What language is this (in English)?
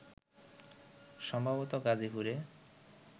Bangla